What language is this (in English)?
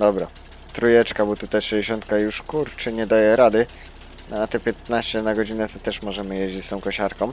Polish